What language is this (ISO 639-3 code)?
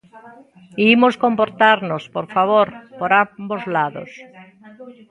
glg